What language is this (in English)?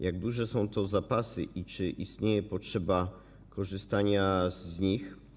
Polish